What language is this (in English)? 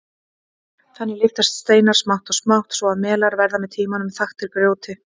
Icelandic